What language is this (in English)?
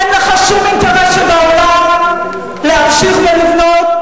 Hebrew